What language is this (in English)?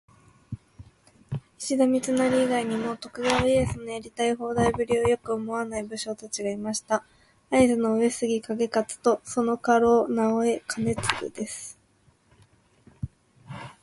Japanese